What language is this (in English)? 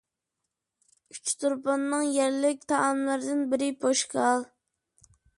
Uyghur